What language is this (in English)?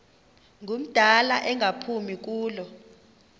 Xhosa